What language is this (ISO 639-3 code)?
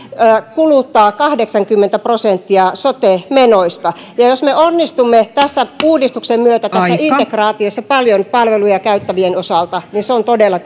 fin